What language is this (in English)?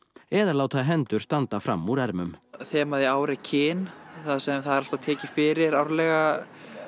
Icelandic